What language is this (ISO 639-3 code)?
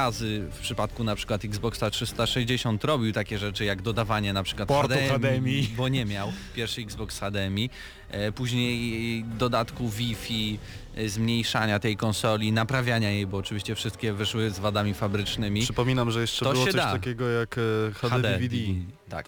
pol